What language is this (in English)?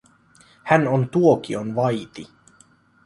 Finnish